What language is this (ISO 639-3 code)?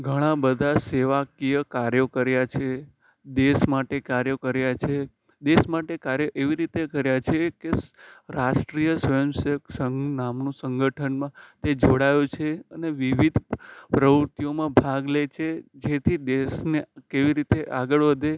guj